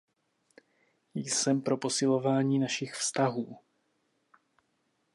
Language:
Czech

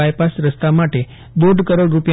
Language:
Gujarati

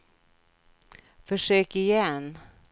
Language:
Swedish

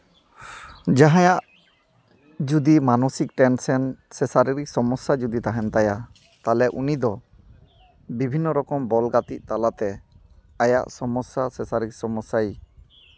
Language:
Santali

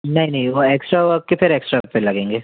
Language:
Hindi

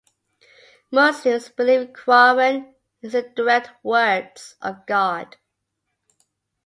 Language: English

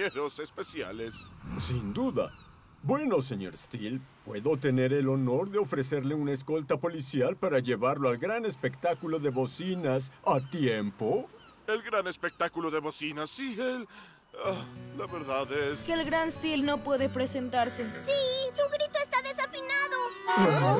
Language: Spanish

